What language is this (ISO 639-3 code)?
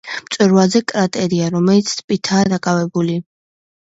kat